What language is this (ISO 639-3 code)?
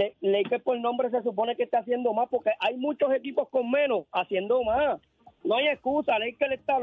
spa